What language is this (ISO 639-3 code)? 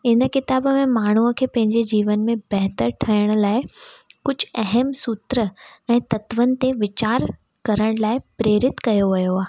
snd